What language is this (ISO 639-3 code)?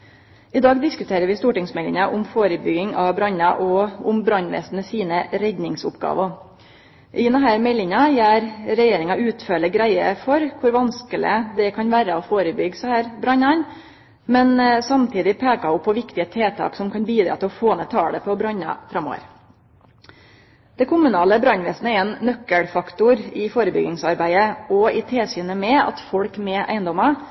nno